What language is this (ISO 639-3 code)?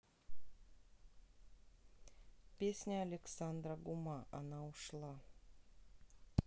rus